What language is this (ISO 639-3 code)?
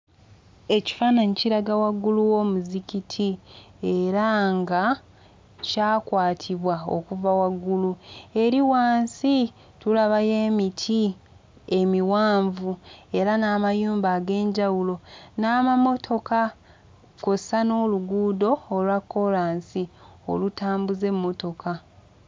lug